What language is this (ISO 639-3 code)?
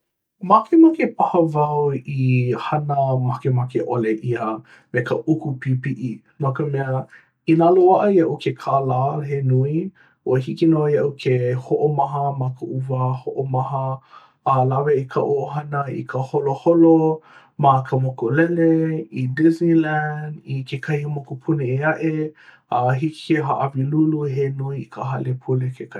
haw